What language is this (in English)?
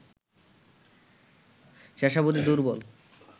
Bangla